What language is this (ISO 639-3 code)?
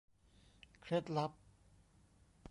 tha